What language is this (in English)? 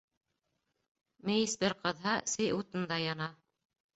Bashkir